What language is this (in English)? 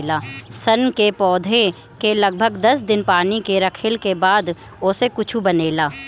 Bhojpuri